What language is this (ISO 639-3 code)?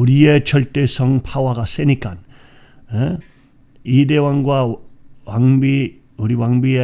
kor